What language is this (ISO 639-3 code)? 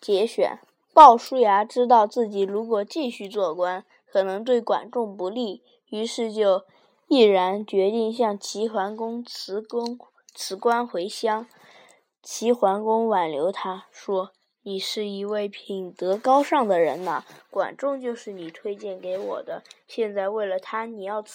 zho